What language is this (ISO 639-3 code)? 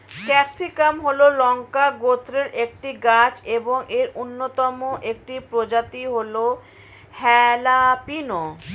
ben